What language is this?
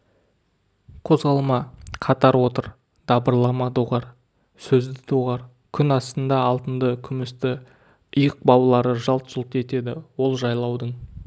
Kazakh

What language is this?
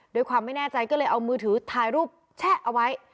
Thai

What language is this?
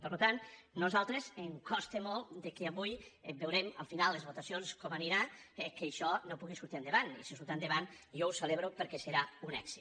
Catalan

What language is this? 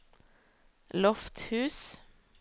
Norwegian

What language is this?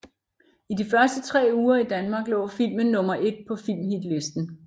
Danish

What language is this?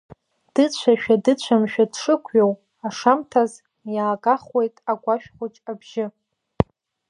Abkhazian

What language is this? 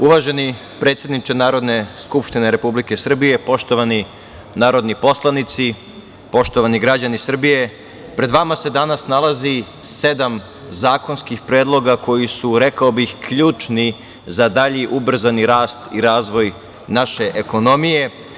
Serbian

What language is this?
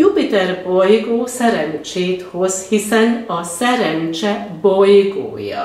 Hungarian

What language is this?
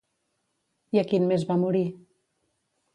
Catalan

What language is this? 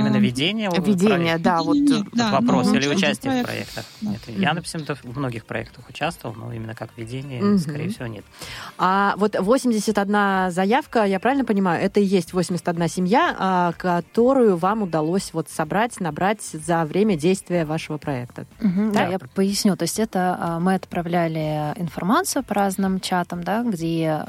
Russian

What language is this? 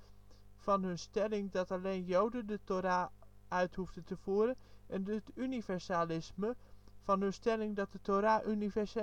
Dutch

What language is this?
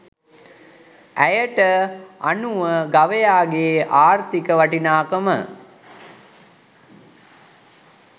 Sinhala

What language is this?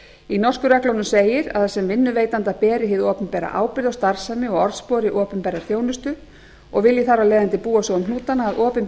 Icelandic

